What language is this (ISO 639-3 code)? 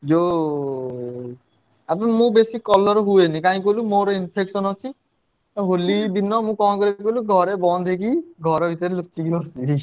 ori